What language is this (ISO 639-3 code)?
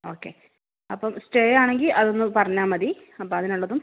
mal